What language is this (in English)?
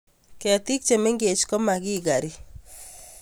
Kalenjin